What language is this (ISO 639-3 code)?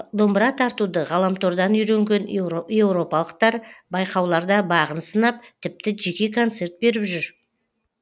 kaz